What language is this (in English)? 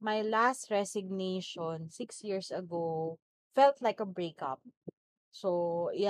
Filipino